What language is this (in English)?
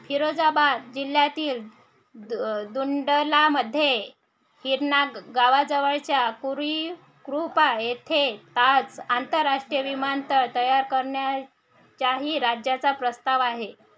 Marathi